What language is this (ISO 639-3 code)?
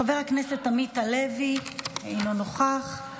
heb